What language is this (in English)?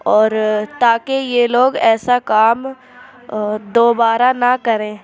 Urdu